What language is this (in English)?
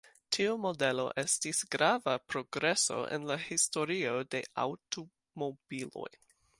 Esperanto